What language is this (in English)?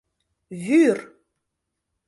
Mari